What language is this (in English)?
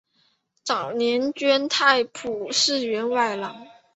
Chinese